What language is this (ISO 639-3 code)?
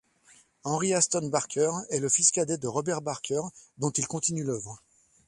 fra